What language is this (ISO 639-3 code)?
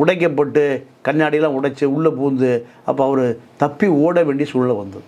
tam